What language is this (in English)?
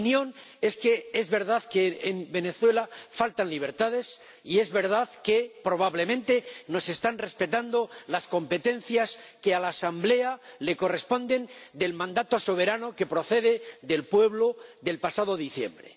Spanish